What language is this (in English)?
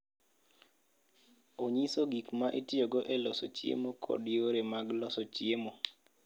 Luo (Kenya and Tanzania)